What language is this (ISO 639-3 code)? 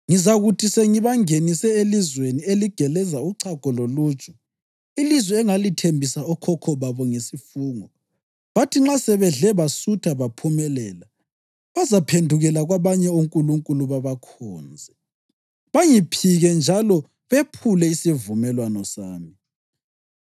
nde